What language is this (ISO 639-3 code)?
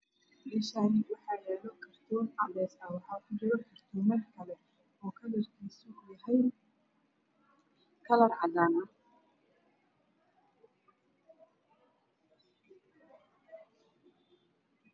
som